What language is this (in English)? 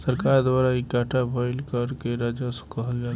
Bhojpuri